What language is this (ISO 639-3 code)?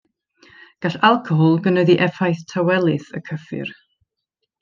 cym